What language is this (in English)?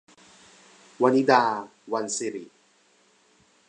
Thai